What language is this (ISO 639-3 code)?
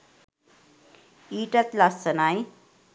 sin